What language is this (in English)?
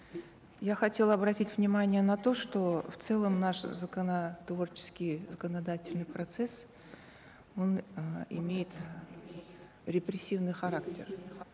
Kazakh